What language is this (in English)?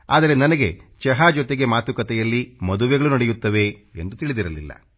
Kannada